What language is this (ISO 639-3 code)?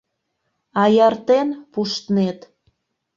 chm